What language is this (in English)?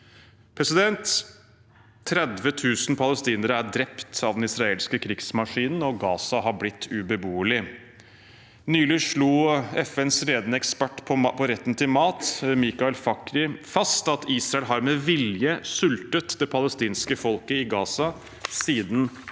Norwegian